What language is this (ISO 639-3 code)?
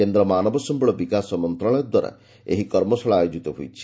ori